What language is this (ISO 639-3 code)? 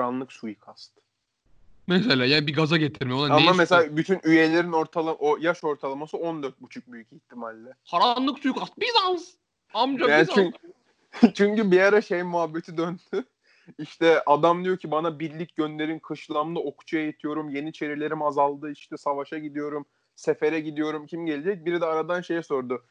tur